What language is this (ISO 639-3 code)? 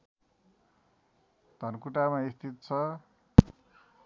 nep